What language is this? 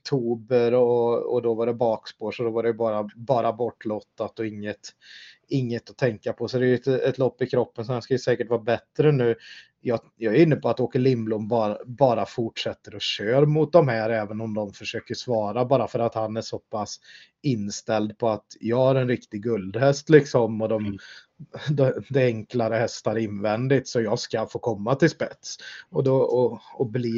Swedish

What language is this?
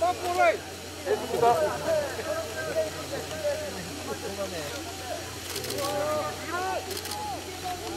Korean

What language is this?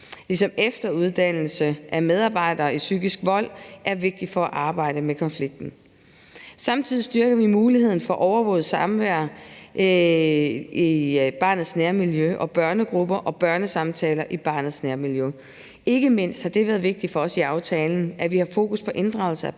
Danish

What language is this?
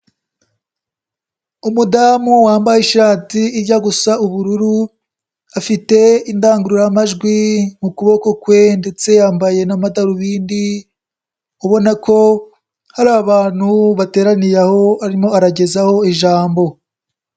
Kinyarwanda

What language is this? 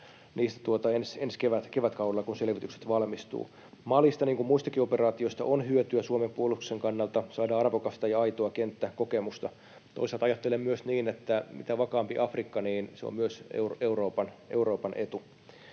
Finnish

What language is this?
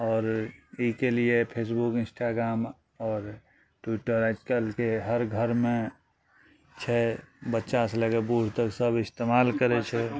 Maithili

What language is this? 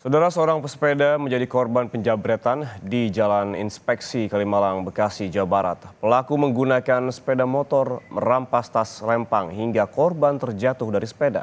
Indonesian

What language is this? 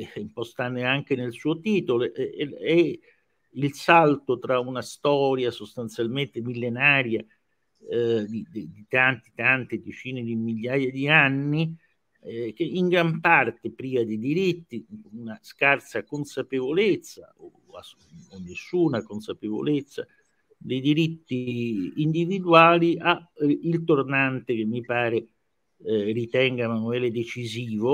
Italian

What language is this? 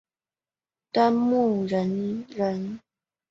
Chinese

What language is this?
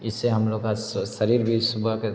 Hindi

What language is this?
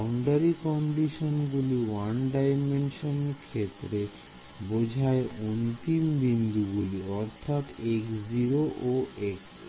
Bangla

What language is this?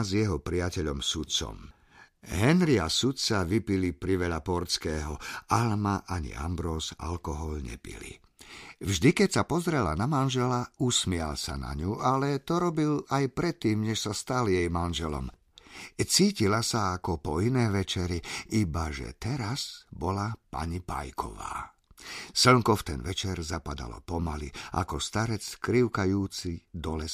Slovak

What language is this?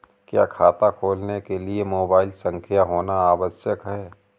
Hindi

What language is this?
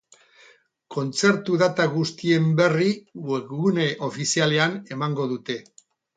Basque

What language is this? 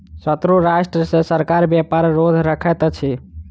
Maithili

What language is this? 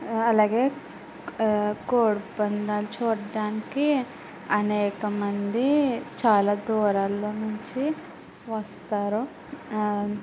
Telugu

